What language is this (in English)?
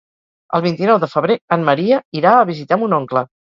Catalan